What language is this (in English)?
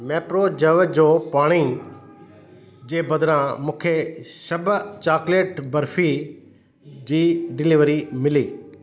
Sindhi